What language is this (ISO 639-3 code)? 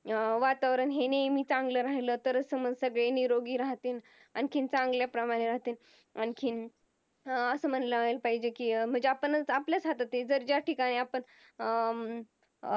mar